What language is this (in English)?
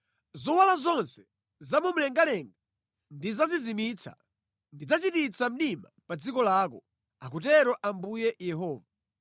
Nyanja